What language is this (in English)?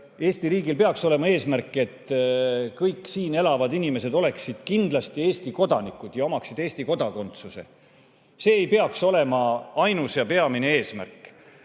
Estonian